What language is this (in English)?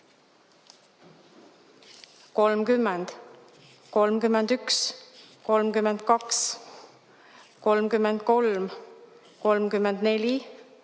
Estonian